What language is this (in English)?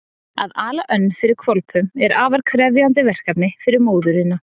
Icelandic